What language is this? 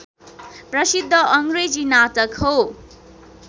Nepali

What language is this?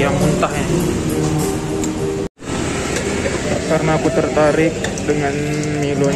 Indonesian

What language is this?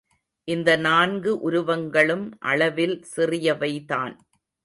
Tamil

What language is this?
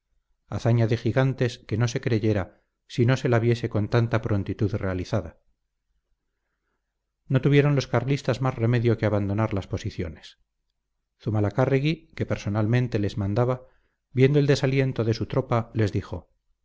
Spanish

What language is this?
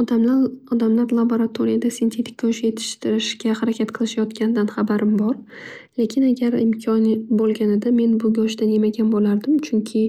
Uzbek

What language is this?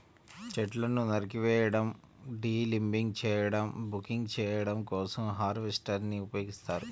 Telugu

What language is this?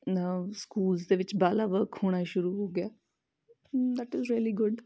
Punjabi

